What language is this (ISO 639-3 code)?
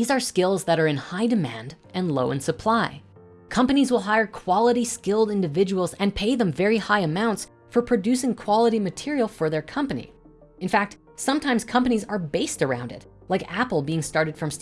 eng